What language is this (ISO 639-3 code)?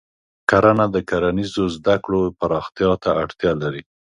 pus